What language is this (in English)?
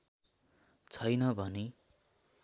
Nepali